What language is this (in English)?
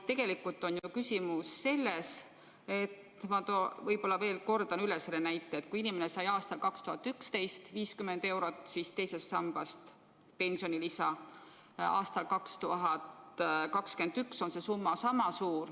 Estonian